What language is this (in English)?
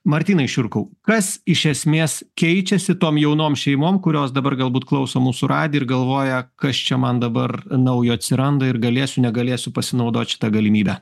Lithuanian